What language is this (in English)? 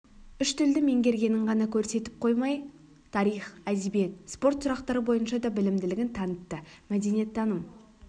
Kazakh